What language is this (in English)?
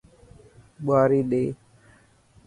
Dhatki